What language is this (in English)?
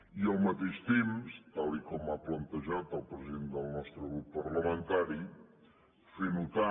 Catalan